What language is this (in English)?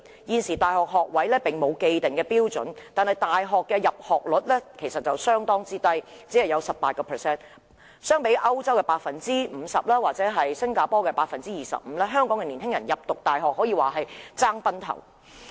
Cantonese